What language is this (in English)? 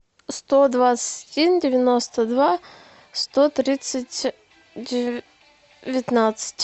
Russian